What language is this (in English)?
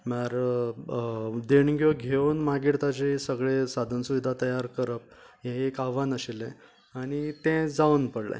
Konkani